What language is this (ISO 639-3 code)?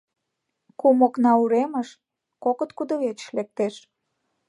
chm